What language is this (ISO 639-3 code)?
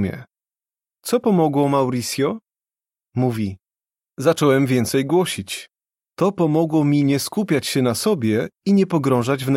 pol